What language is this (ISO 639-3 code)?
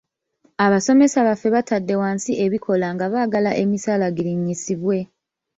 lug